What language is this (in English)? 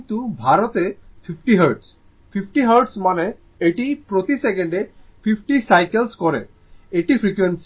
Bangla